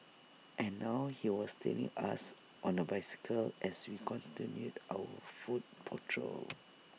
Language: English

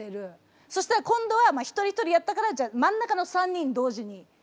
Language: Japanese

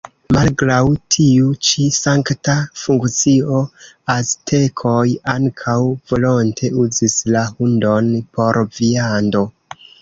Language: Esperanto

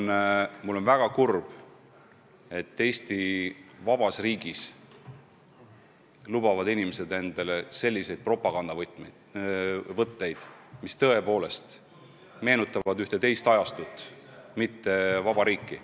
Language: Estonian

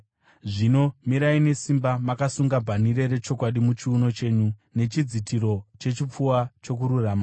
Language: Shona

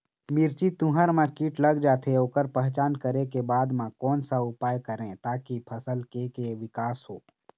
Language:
Chhattisgarhi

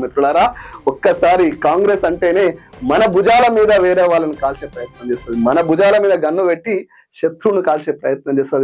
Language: Telugu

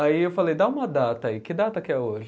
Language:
Portuguese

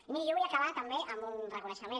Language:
Catalan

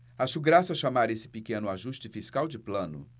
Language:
Portuguese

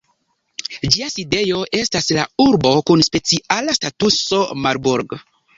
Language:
Esperanto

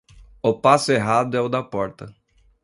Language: Portuguese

